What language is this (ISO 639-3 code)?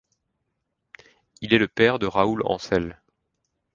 fra